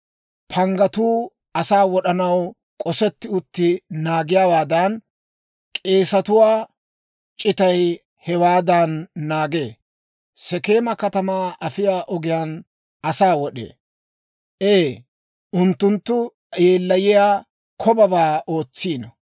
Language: Dawro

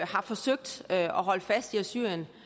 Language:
Danish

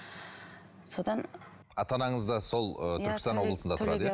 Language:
Kazakh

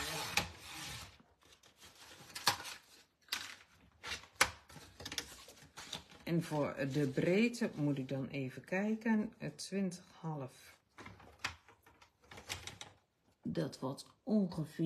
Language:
Dutch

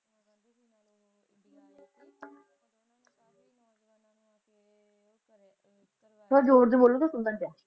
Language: Punjabi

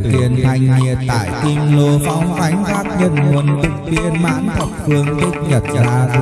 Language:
Vietnamese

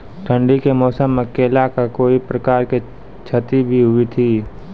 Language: Maithili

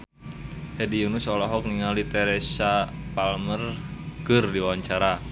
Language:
Sundanese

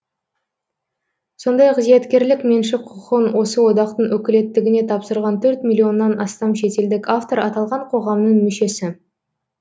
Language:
Kazakh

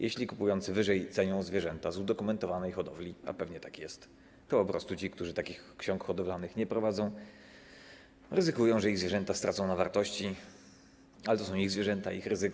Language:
Polish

